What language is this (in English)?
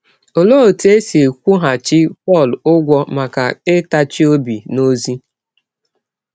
Igbo